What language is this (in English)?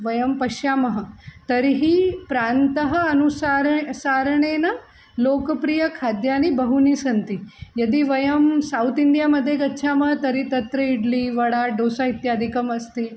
Sanskrit